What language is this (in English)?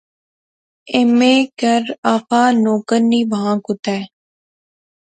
Pahari-Potwari